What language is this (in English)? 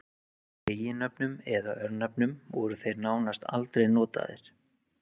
Icelandic